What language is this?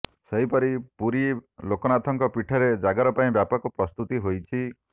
Odia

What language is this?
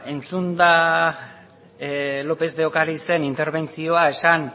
Basque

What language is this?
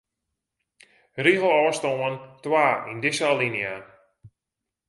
Western Frisian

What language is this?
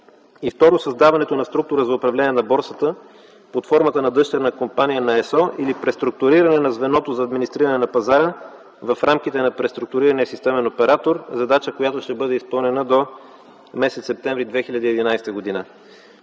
Bulgarian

